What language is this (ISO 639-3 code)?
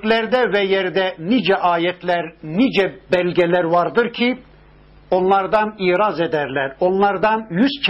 tur